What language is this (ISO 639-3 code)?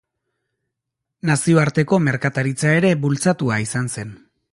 eus